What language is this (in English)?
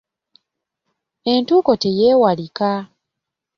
Ganda